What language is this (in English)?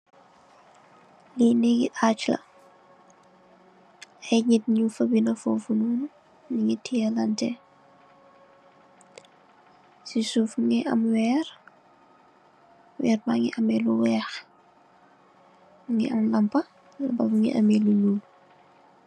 Wolof